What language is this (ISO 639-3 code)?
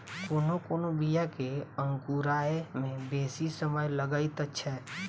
mai